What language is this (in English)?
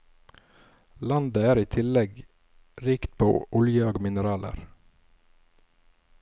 Norwegian